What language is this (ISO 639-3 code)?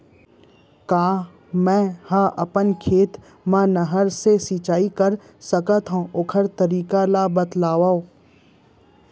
hne